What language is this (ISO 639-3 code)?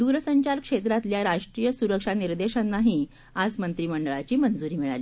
mar